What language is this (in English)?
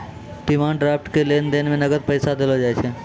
Maithili